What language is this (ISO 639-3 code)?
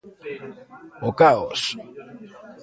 glg